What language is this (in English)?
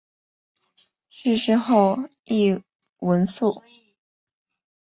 Chinese